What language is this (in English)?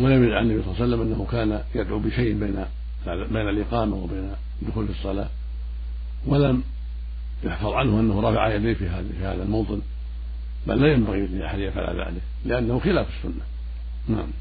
Arabic